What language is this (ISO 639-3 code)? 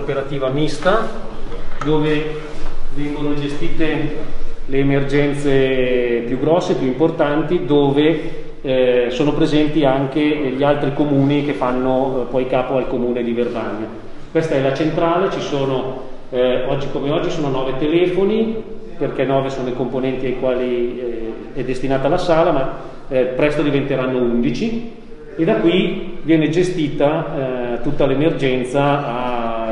ita